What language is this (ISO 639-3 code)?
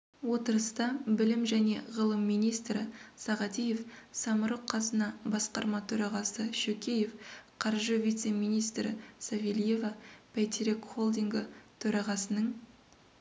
kaz